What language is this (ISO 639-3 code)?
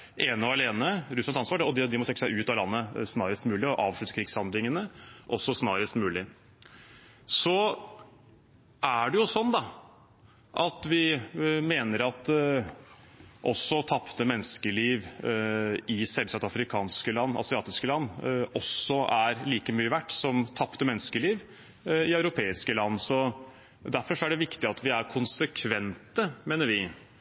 nob